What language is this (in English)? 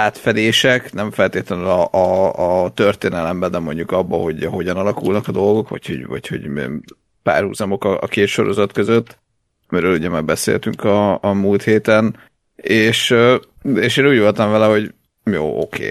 Hungarian